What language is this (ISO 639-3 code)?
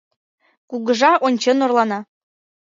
chm